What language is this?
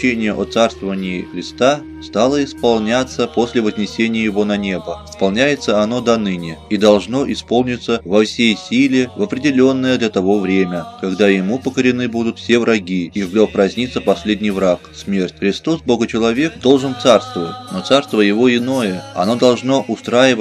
Russian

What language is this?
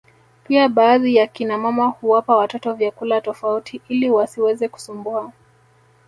Swahili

